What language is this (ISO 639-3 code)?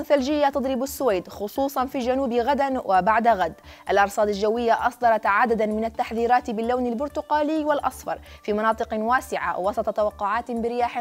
ara